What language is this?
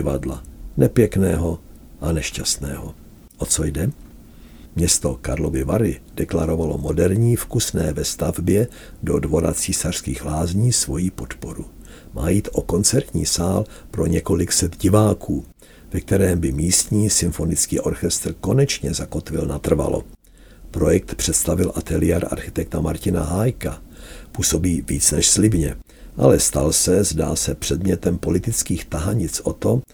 Czech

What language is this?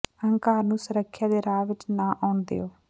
Punjabi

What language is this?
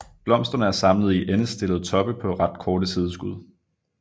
Danish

